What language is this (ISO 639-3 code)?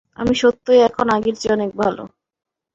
ben